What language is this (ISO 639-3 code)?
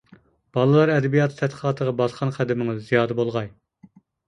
uig